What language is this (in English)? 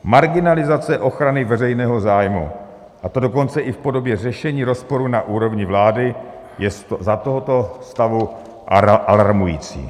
Czech